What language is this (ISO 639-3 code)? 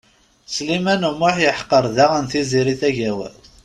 kab